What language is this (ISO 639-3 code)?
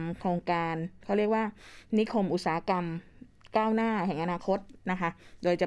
tha